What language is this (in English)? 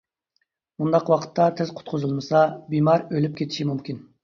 Uyghur